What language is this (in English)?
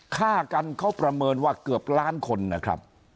Thai